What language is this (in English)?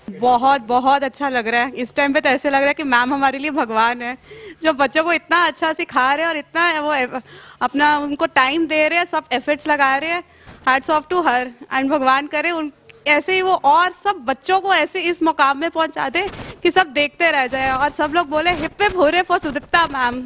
Hindi